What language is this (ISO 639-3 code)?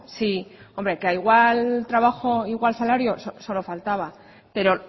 spa